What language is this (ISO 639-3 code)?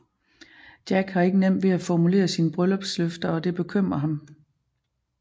dan